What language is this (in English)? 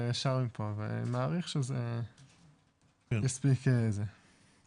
Hebrew